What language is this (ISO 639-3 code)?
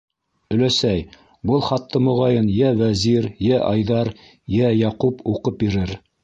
bak